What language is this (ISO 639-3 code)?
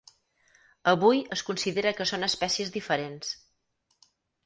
cat